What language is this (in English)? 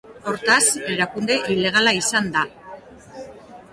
Basque